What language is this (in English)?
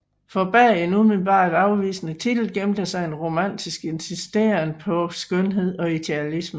Danish